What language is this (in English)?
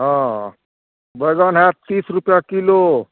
Maithili